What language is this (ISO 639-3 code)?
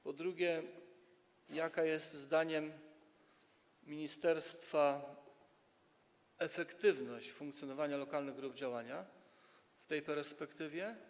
pol